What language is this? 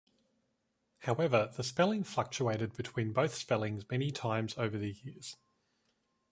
English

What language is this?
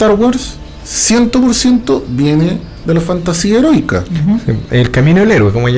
Spanish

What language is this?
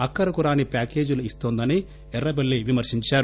Telugu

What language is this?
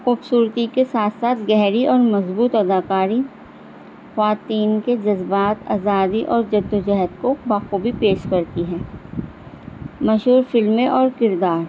Urdu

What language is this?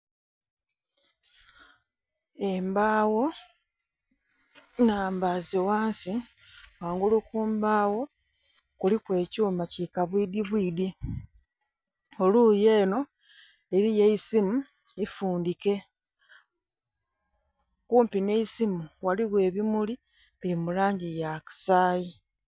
Soga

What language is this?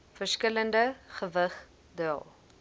Afrikaans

